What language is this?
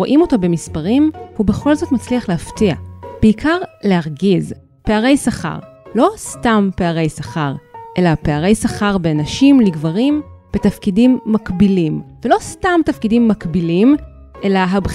Hebrew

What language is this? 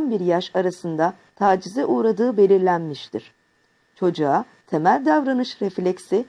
Turkish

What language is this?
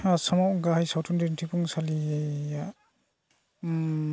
Bodo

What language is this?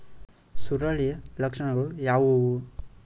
Kannada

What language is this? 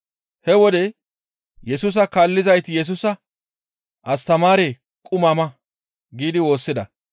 Gamo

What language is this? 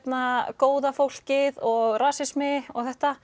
Icelandic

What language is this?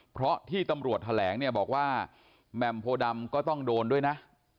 Thai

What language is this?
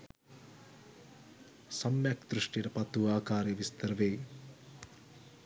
Sinhala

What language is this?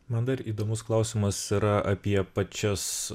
Lithuanian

